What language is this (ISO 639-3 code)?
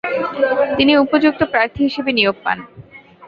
ben